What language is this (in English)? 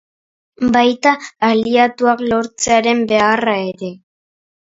Basque